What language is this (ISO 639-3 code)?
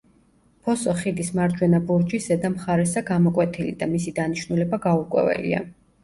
kat